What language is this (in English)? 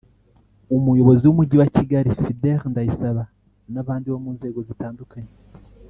Kinyarwanda